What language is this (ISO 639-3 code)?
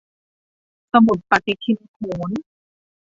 tha